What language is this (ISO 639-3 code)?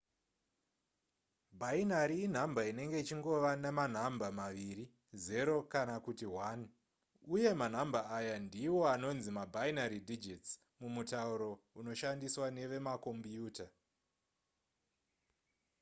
sna